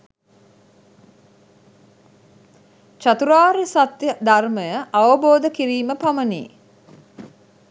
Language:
Sinhala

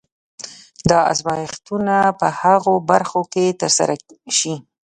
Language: Pashto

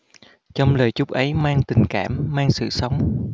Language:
Vietnamese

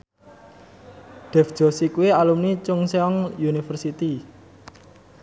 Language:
Javanese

